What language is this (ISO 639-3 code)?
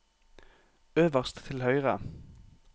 nor